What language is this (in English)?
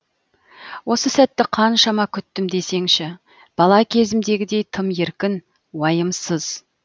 Kazakh